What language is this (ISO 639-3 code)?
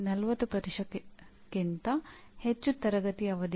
kan